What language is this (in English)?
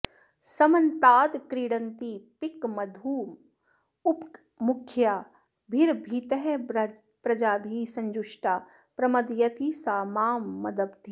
Sanskrit